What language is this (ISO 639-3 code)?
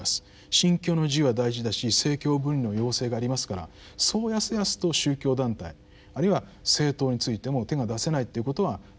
jpn